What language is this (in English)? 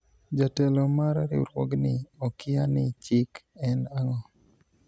Luo (Kenya and Tanzania)